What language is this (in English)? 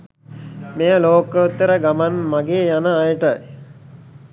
Sinhala